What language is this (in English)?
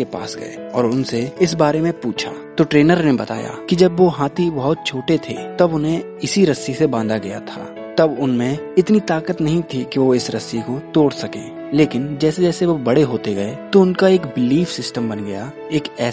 Hindi